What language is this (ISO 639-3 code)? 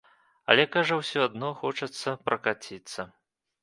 bel